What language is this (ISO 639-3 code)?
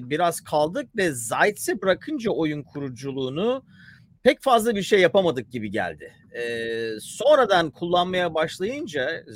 tur